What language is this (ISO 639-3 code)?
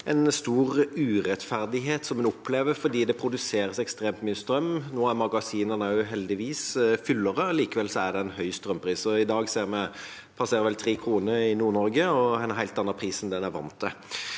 nor